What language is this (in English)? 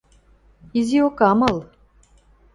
Western Mari